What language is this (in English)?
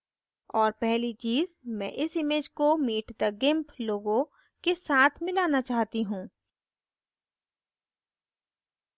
Hindi